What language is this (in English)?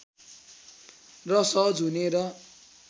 Nepali